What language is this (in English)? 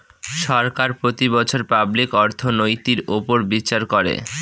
Bangla